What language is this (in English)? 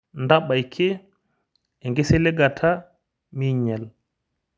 Masai